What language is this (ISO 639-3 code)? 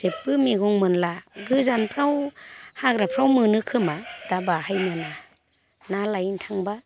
brx